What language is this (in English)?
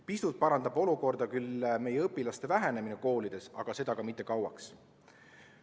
Estonian